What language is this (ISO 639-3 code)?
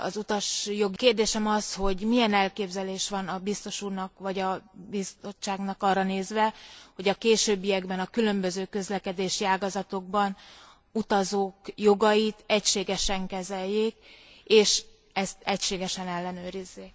hun